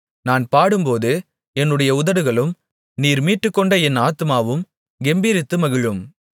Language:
Tamil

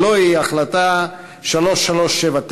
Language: Hebrew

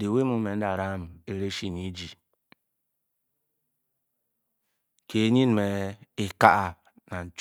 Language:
Bokyi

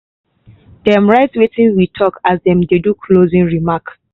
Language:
Nigerian Pidgin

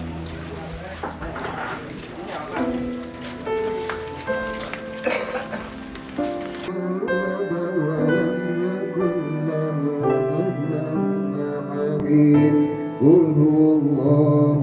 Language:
Indonesian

